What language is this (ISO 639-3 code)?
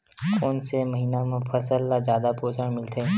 hne